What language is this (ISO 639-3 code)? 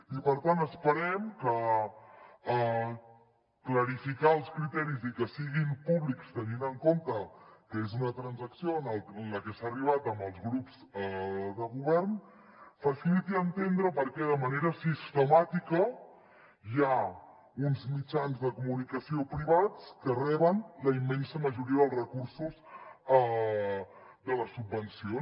cat